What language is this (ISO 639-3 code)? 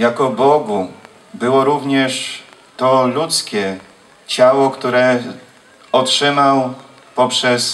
pol